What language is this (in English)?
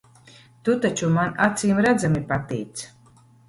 Latvian